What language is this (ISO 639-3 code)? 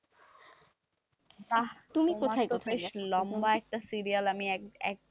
ben